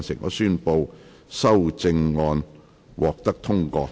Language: Cantonese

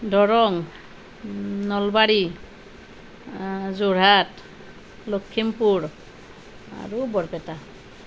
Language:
Assamese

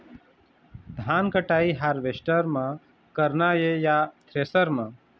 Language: Chhattisgarhi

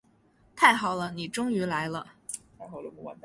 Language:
Chinese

